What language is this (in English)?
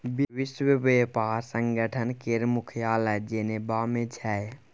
Maithili